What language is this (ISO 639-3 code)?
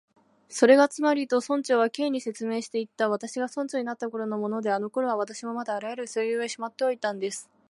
jpn